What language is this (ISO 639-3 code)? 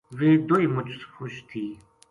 gju